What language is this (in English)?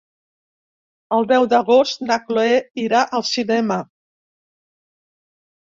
Catalan